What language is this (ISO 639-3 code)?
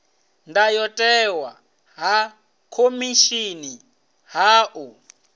ven